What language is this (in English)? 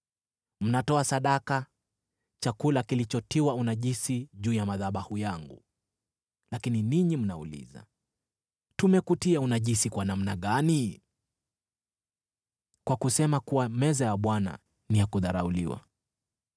Swahili